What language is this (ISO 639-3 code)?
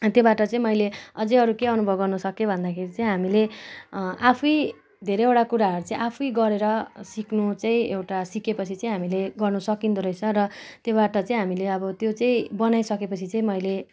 nep